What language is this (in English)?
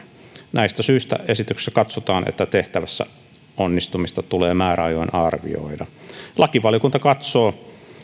Finnish